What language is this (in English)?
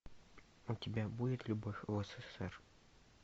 Russian